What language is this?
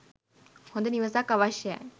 Sinhala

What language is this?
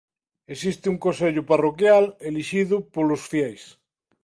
Galician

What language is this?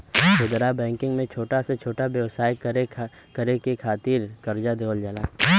Bhojpuri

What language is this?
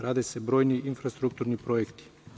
Serbian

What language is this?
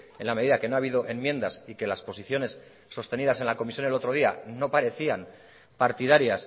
Spanish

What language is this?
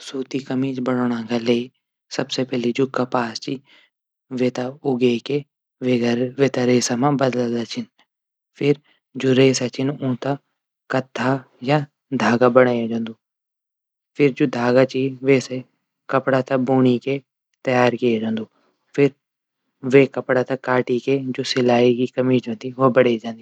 Garhwali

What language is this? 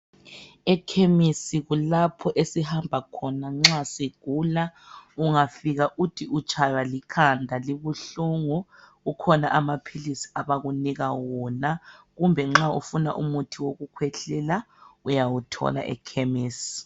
North Ndebele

